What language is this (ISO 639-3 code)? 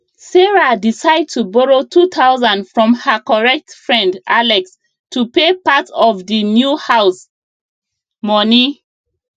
pcm